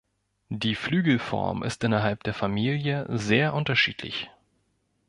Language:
German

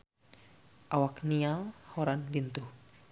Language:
Sundanese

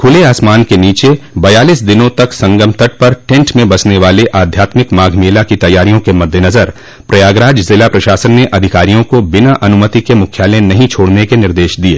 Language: Hindi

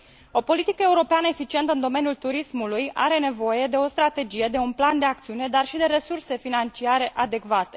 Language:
Romanian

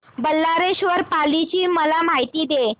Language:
Marathi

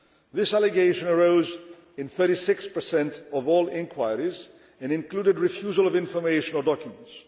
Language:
English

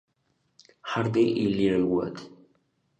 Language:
Spanish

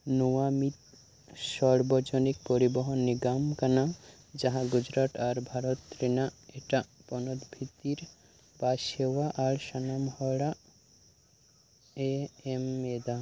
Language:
Santali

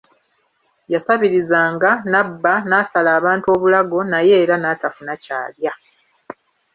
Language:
Ganda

